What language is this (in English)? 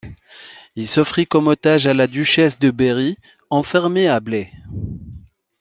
French